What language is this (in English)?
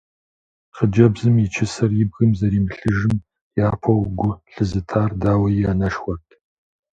Kabardian